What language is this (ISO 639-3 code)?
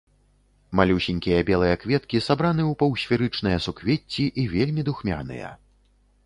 bel